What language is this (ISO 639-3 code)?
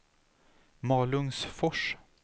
swe